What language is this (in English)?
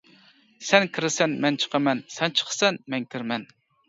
Uyghur